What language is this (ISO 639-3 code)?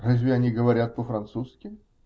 rus